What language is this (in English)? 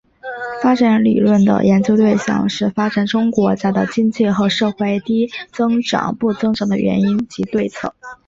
Chinese